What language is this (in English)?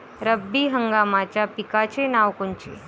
Marathi